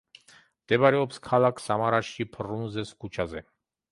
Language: Georgian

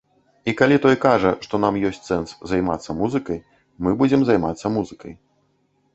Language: Belarusian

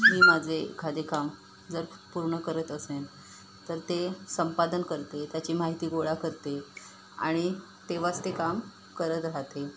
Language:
Marathi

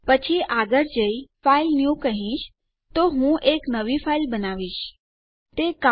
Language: Gujarati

